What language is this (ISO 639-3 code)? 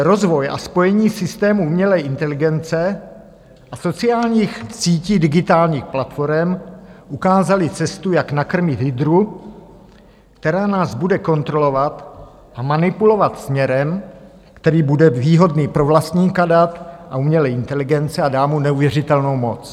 ces